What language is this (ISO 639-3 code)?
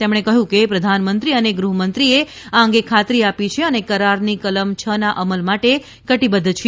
guj